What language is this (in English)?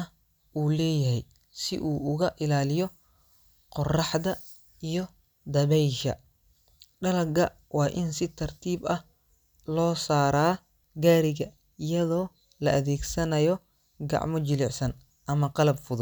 Somali